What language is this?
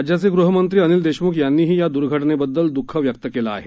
Marathi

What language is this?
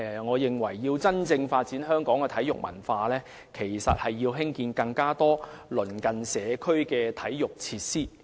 Cantonese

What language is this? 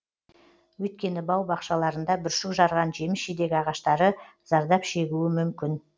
Kazakh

